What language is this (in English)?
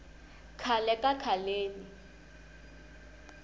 Tsonga